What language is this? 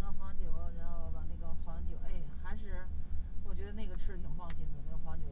Chinese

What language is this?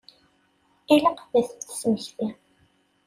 Kabyle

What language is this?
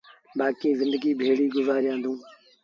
Sindhi Bhil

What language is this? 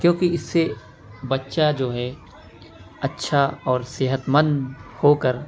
Urdu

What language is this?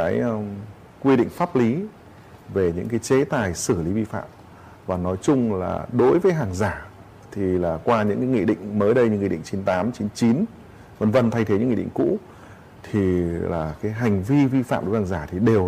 Vietnamese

